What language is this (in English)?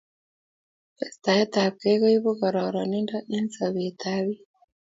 Kalenjin